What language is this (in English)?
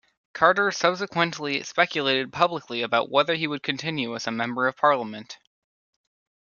English